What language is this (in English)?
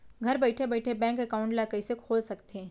Chhattisgarhi